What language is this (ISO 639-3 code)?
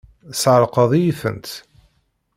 kab